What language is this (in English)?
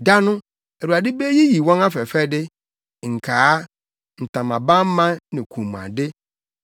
Akan